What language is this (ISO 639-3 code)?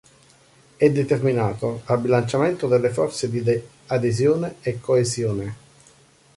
ita